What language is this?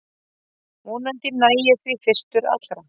Icelandic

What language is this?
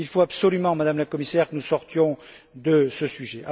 French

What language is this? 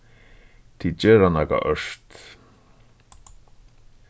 Faroese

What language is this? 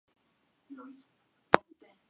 Spanish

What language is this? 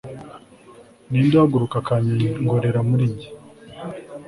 Kinyarwanda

